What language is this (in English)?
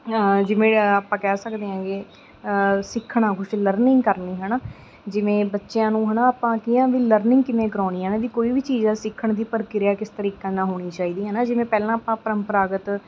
Punjabi